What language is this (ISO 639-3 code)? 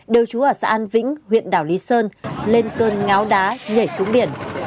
vie